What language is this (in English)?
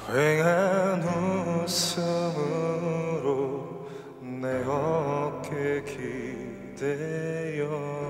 Korean